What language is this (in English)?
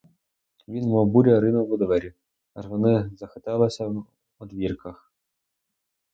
Ukrainian